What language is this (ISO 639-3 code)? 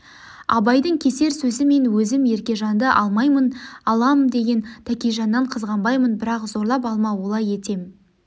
kaz